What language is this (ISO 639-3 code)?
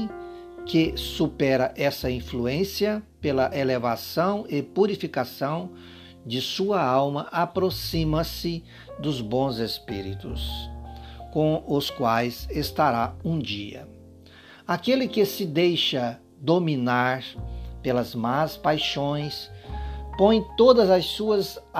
por